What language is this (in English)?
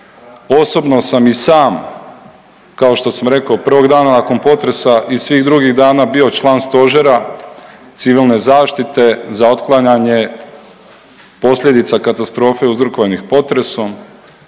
Croatian